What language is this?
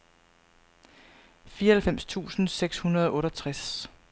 Danish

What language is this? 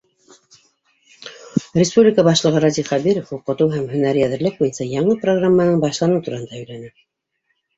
Bashkir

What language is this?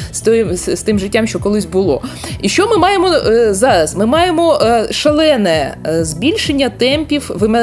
Ukrainian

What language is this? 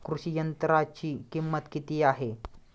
Marathi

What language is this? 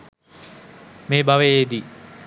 Sinhala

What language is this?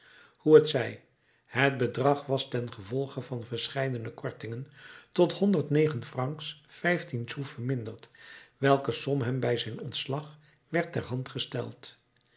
Dutch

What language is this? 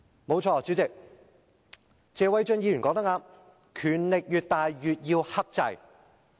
Cantonese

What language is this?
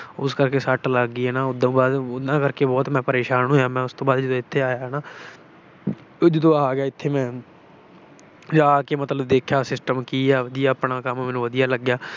Punjabi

